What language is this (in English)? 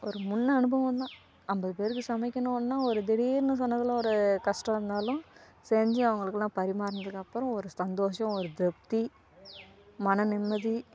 Tamil